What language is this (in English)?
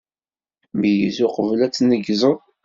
Kabyle